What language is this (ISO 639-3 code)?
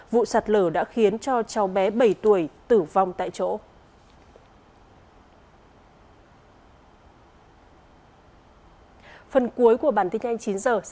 vie